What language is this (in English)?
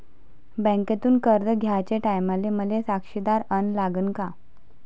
Marathi